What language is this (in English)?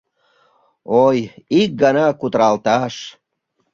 Mari